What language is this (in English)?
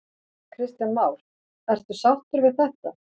Icelandic